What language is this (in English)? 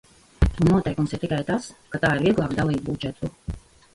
Latvian